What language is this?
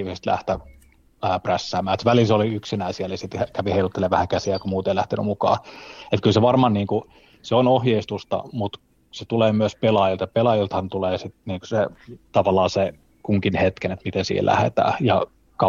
Finnish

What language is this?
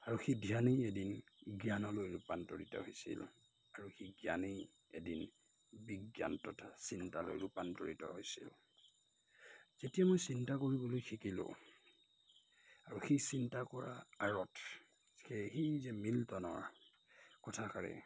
Assamese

